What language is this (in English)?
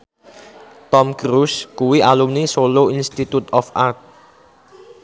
Javanese